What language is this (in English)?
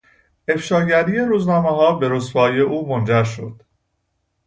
Persian